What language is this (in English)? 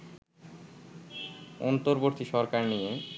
Bangla